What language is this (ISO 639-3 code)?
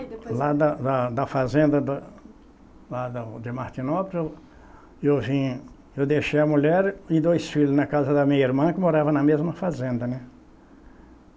por